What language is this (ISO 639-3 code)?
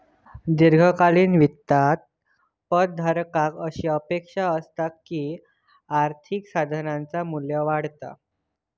mar